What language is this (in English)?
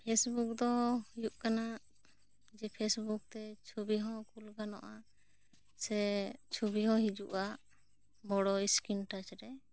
Santali